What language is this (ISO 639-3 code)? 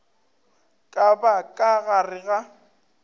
nso